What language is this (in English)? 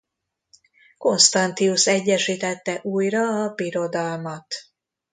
Hungarian